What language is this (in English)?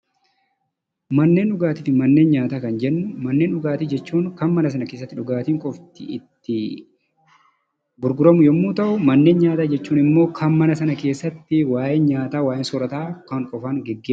Oromo